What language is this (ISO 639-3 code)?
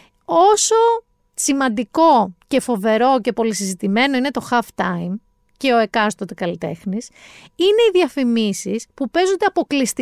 ell